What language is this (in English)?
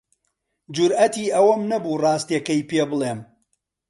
Central Kurdish